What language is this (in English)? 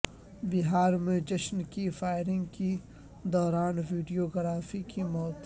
Urdu